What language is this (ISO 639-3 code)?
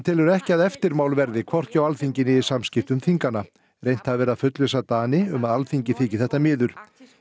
isl